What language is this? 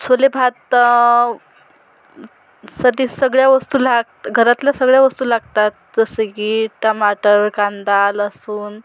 Marathi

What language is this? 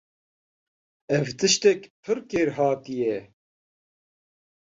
Kurdish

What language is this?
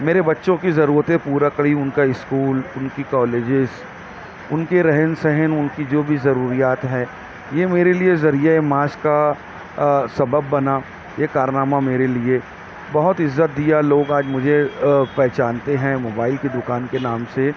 Urdu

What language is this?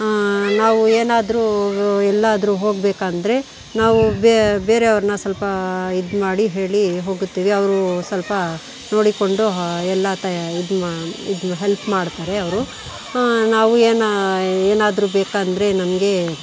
Kannada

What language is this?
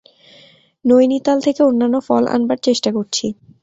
Bangla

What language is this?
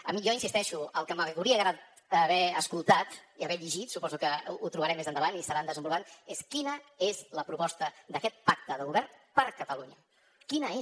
Catalan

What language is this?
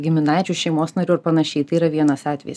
Lithuanian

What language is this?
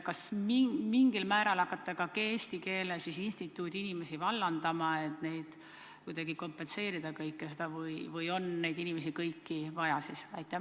Estonian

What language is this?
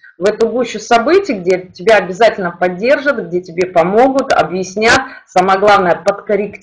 Russian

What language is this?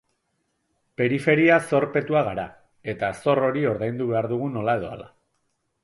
Basque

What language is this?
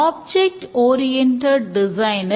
Tamil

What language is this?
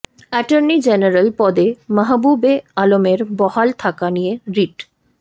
Bangla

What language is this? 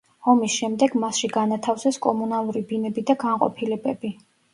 Georgian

